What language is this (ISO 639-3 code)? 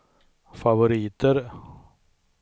swe